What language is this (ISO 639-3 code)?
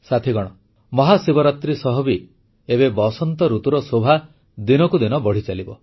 ori